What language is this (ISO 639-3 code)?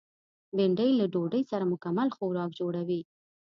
pus